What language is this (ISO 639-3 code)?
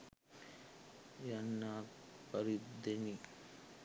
sin